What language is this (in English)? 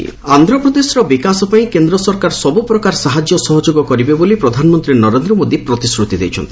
Odia